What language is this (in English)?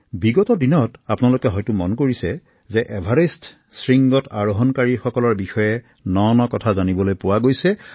Assamese